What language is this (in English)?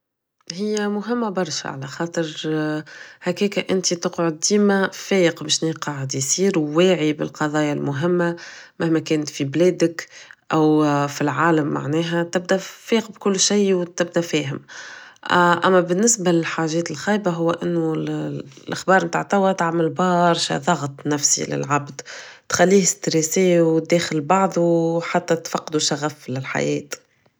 Tunisian Arabic